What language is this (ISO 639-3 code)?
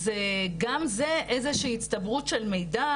heb